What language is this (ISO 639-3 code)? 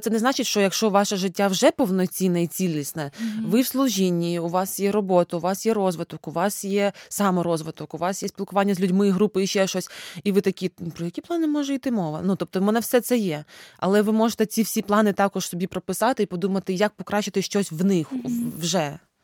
ukr